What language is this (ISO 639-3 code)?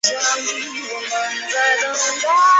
zho